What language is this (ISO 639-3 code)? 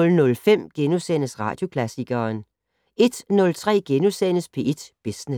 dan